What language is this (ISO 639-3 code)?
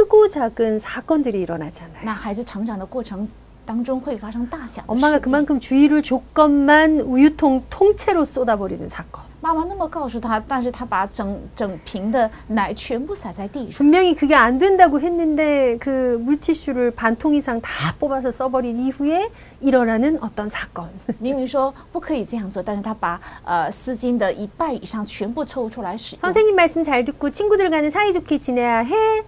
kor